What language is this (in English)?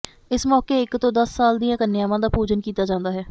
Punjabi